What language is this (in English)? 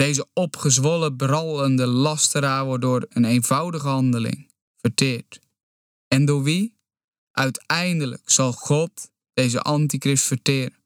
Dutch